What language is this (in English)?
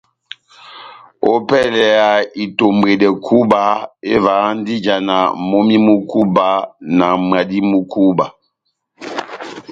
Batanga